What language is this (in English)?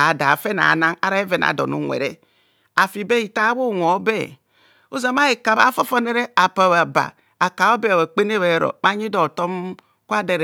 Kohumono